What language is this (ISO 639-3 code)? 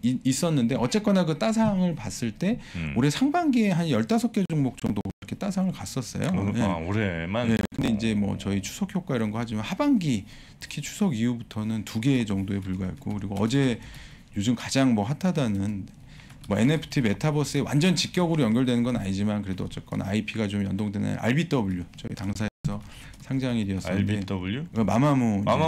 kor